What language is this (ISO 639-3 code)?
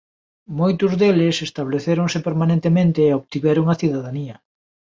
glg